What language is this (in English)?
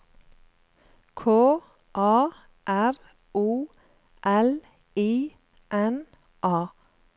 Norwegian